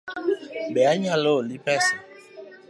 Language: Luo (Kenya and Tanzania)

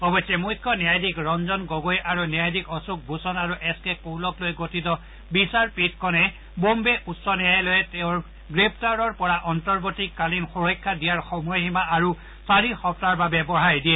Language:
Assamese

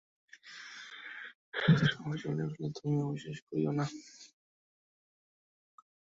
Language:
Bangla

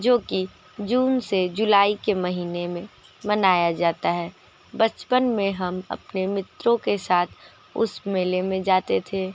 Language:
Hindi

